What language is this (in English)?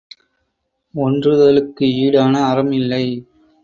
Tamil